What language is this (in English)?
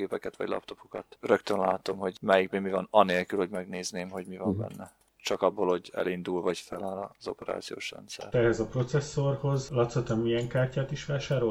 Hungarian